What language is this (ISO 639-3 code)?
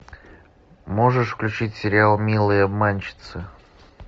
rus